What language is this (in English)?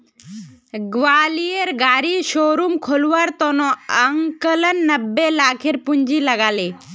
Magahi